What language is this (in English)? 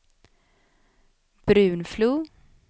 Swedish